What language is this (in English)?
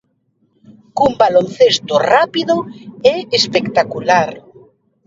Galician